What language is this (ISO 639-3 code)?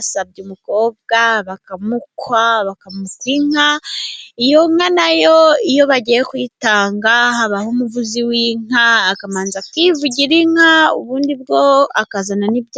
kin